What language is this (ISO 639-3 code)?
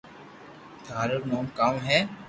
lrk